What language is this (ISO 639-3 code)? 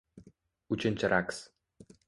uzb